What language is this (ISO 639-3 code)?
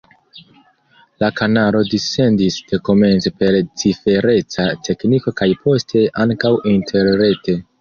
epo